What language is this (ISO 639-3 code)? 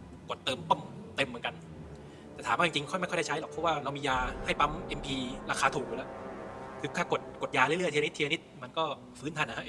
tha